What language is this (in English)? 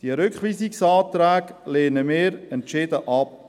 Swiss German